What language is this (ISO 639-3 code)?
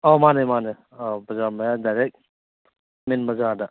mni